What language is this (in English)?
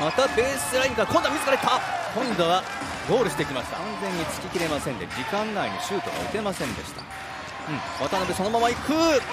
Japanese